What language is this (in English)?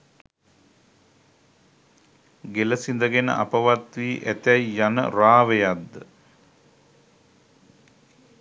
Sinhala